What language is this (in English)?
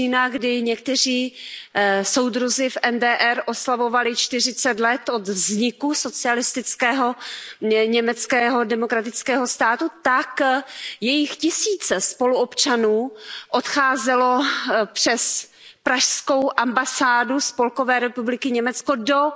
Czech